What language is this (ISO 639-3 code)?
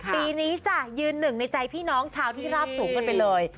tha